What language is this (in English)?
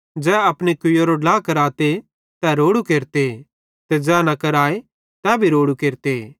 Bhadrawahi